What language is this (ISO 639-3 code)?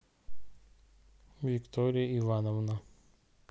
rus